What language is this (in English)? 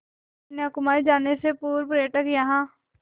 Hindi